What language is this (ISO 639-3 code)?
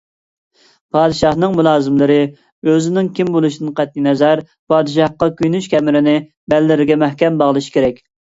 uig